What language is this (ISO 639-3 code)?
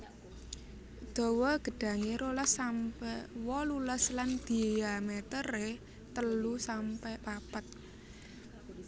jav